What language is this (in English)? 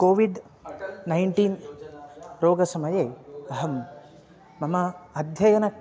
Sanskrit